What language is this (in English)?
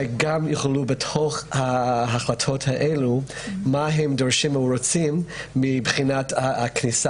Hebrew